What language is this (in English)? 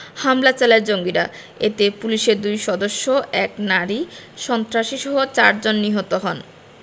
Bangla